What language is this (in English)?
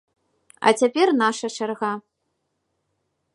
Belarusian